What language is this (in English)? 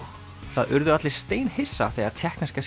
Icelandic